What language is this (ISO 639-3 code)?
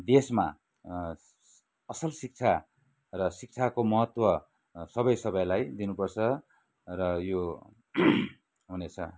nep